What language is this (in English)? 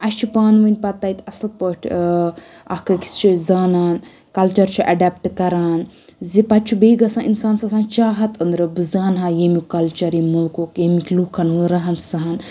Kashmiri